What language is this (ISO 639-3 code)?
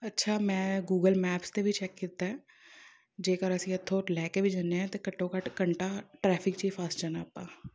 pan